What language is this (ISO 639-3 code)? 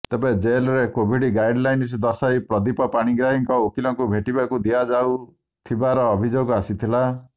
ori